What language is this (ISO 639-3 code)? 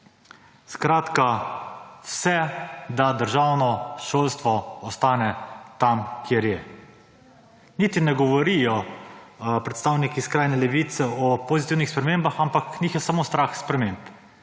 slv